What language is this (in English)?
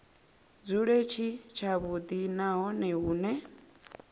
Venda